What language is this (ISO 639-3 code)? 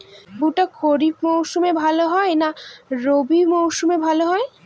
ben